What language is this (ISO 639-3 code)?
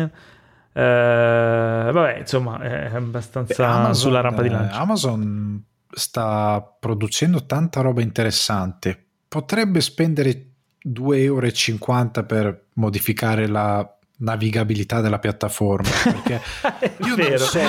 ita